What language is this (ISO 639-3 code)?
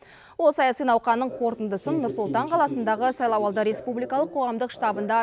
kaz